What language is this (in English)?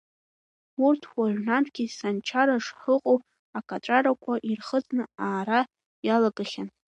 Abkhazian